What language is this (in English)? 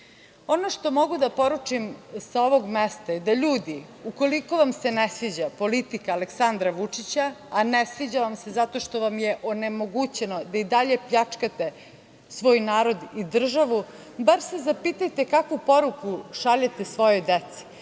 Serbian